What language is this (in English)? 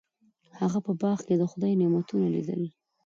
Pashto